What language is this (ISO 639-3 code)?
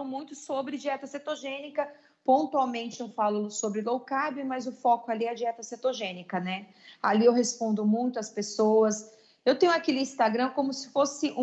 por